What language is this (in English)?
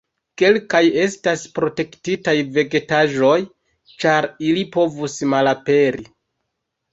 Esperanto